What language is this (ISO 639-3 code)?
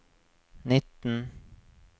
nor